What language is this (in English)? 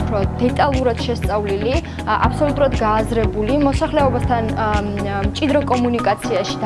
Georgian